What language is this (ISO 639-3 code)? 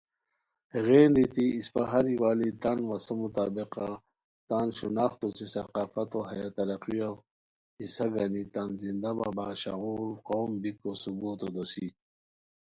khw